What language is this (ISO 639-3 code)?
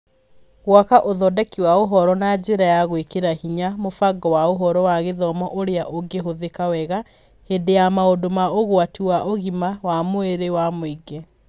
kik